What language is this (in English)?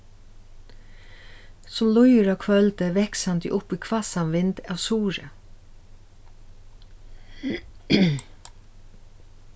Faroese